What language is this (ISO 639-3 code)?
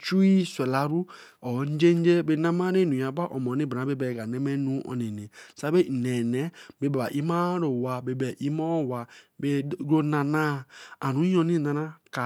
elm